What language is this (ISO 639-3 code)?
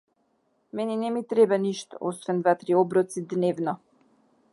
mkd